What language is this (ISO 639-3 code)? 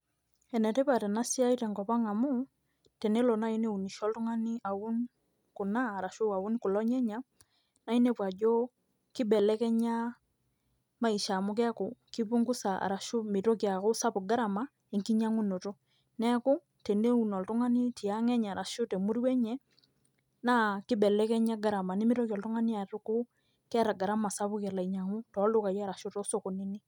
mas